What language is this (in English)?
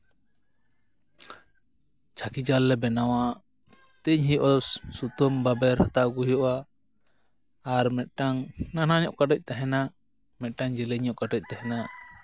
Santali